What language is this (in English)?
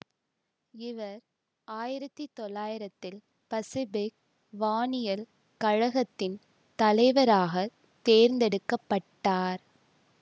Tamil